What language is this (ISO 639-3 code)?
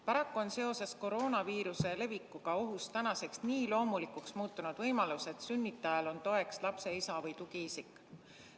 est